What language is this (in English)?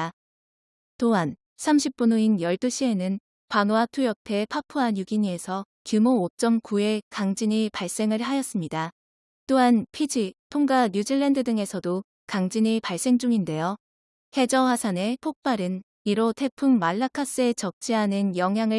Korean